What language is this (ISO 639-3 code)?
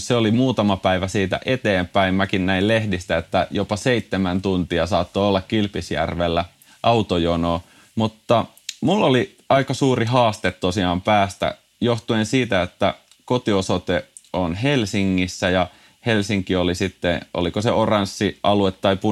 fin